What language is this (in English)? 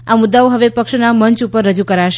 Gujarati